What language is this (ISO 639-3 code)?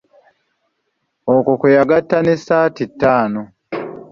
lug